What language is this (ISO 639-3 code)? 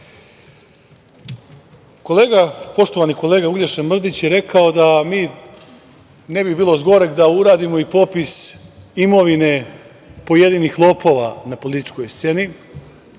srp